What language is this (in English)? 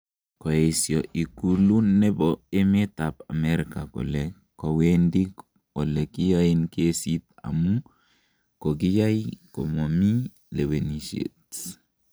Kalenjin